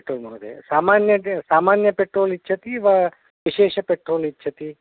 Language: Sanskrit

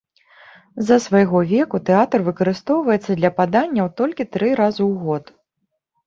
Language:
Belarusian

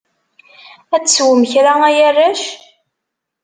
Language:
Kabyle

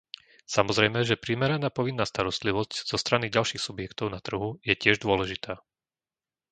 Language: Slovak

